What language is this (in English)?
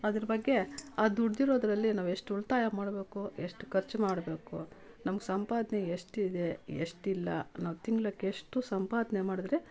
Kannada